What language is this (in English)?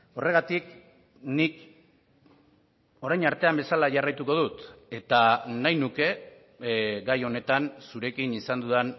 Basque